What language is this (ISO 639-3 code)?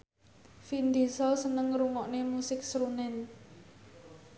jav